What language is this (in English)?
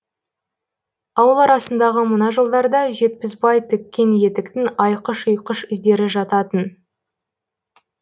Kazakh